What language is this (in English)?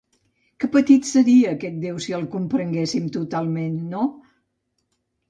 Catalan